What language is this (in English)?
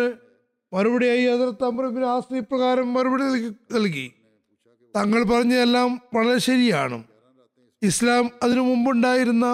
Malayalam